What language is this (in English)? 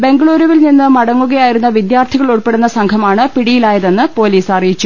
Malayalam